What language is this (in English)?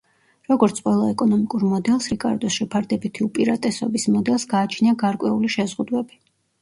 Georgian